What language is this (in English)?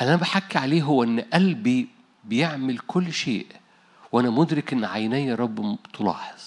Arabic